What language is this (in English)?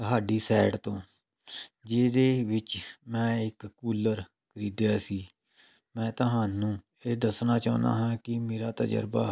Punjabi